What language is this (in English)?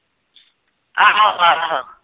Punjabi